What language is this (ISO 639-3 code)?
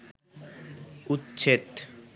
ben